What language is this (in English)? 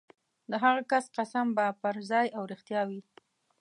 Pashto